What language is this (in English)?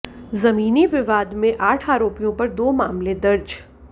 Hindi